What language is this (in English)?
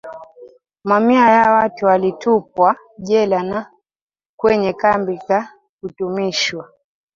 Swahili